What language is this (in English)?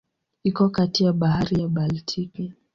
Swahili